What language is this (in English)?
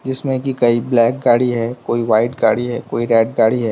Hindi